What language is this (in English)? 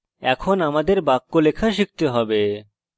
Bangla